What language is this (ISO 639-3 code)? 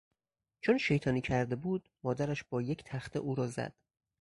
fas